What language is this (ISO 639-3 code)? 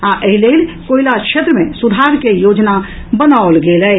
mai